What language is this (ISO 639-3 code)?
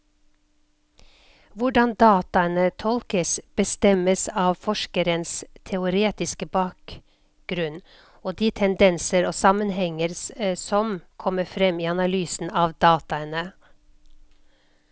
nor